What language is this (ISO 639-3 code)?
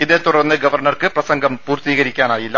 mal